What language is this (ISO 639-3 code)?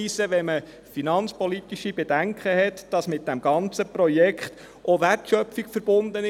gsw